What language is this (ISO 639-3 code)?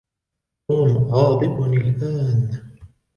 ara